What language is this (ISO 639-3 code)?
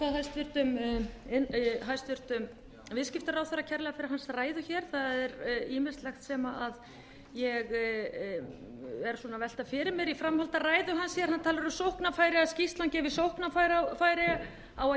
isl